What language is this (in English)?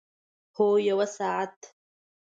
Pashto